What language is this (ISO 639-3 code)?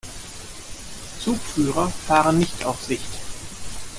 deu